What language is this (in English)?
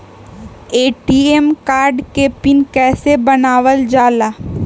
Magahi